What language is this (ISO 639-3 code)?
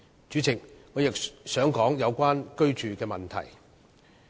yue